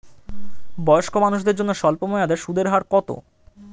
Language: Bangla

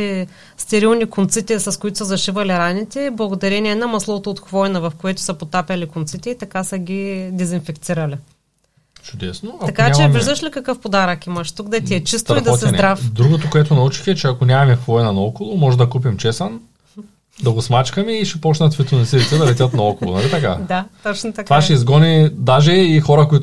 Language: Bulgarian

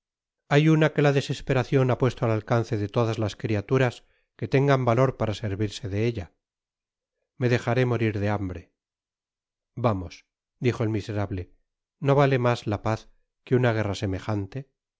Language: Spanish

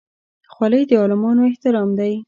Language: Pashto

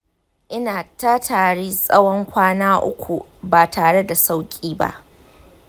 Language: Hausa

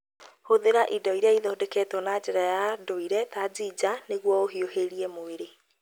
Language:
Kikuyu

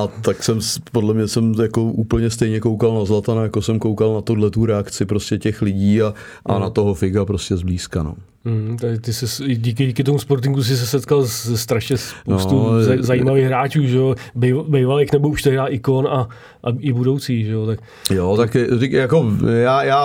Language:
Czech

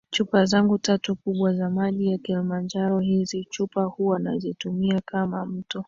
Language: Swahili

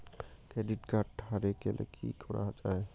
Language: Bangla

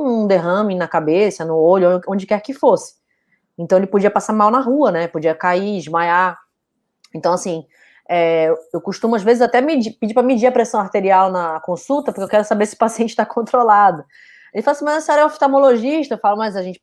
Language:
Portuguese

